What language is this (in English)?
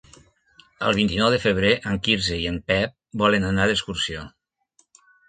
Catalan